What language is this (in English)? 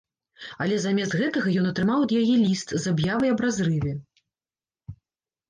Belarusian